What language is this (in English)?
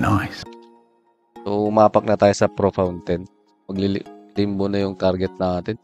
Filipino